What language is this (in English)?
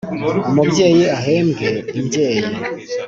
Kinyarwanda